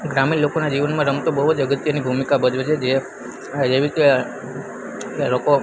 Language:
Gujarati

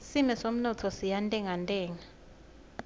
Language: Swati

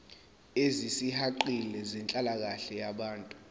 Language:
Zulu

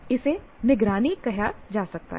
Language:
Hindi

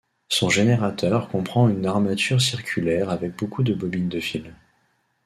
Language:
French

